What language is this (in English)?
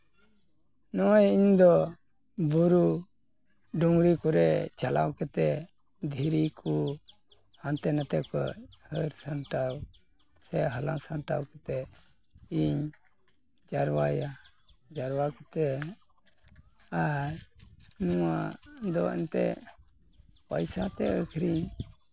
Santali